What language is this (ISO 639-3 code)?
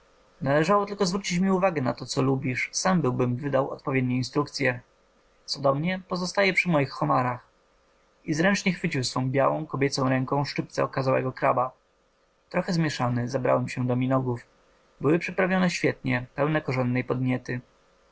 pol